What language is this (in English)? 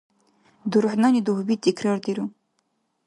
Dargwa